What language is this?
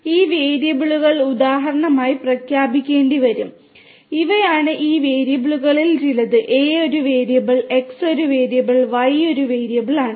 Malayalam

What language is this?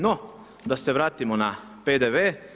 Croatian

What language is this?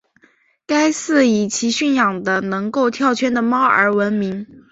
Chinese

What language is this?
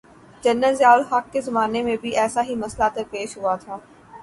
Urdu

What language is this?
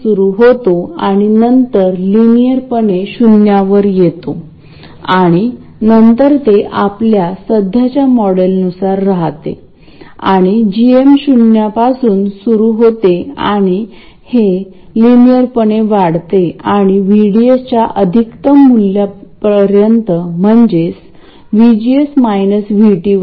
Marathi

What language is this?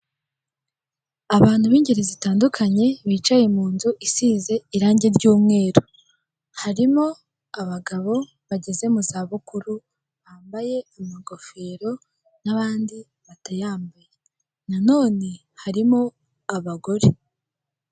Kinyarwanda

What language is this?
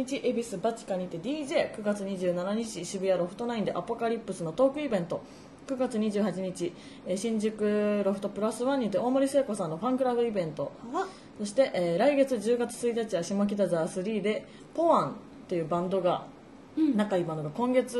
Japanese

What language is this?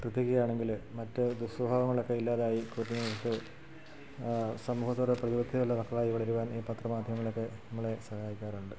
Malayalam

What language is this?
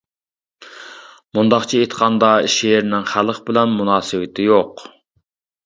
Uyghur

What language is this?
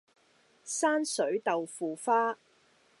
Cantonese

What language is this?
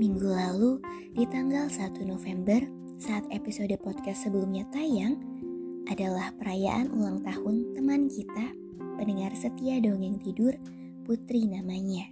Indonesian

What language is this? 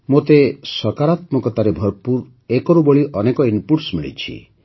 Odia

